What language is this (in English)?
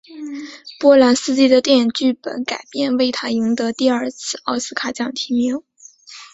Chinese